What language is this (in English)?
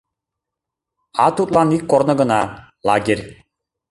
Mari